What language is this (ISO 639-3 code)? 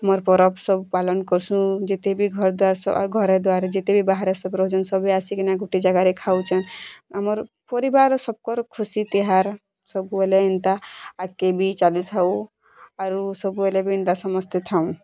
ori